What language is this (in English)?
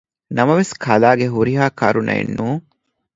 Divehi